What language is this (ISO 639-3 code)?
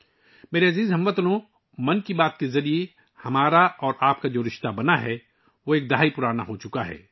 urd